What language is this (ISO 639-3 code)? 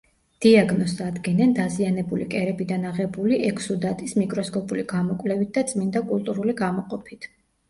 kat